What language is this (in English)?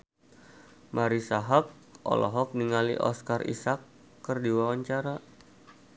Sundanese